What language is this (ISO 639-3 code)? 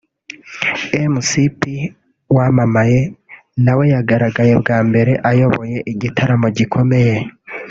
kin